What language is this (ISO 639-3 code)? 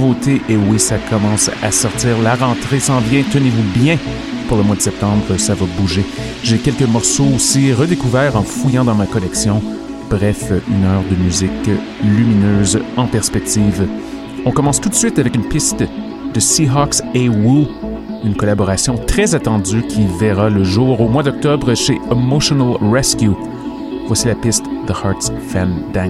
fra